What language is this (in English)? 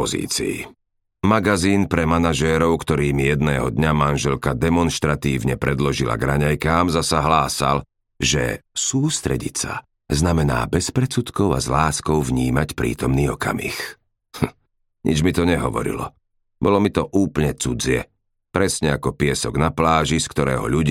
Slovak